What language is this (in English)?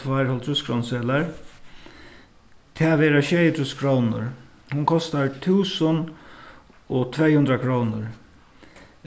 Faroese